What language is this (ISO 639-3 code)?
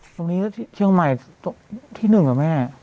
tha